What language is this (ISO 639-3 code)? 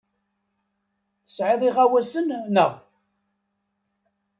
kab